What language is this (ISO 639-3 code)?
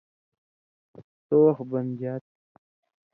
mvy